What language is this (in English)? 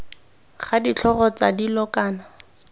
Tswana